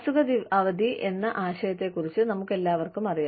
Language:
Malayalam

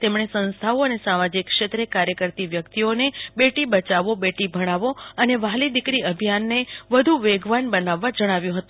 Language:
Gujarati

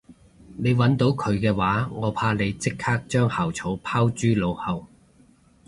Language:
Cantonese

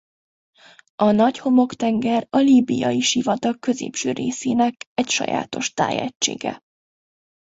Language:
Hungarian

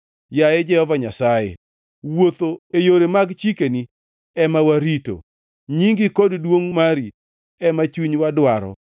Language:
Luo (Kenya and Tanzania)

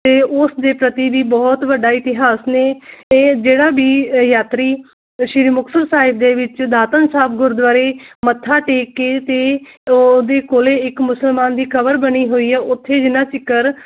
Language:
Punjabi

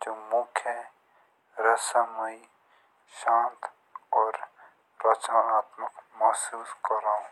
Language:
Jaunsari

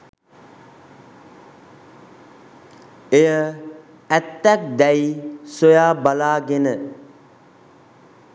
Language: Sinhala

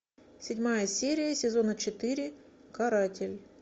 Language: Russian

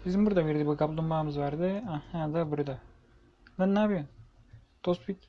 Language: Turkish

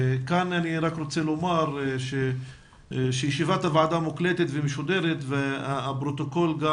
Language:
Hebrew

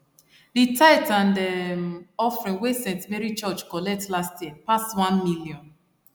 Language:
Nigerian Pidgin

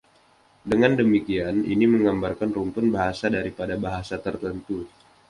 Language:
Indonesian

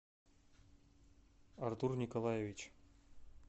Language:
Russian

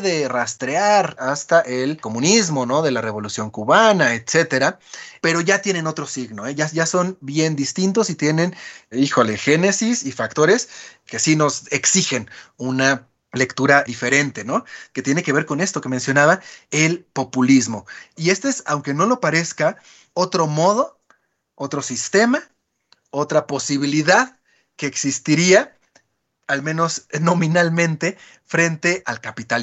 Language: Spanish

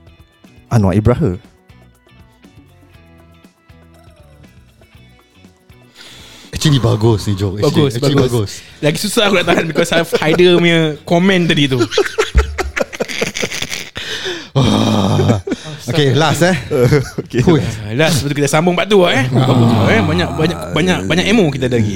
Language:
Malay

